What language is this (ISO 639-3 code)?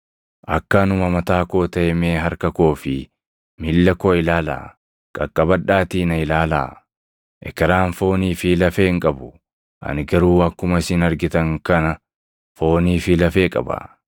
orm